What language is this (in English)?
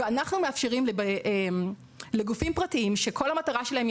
Hebrew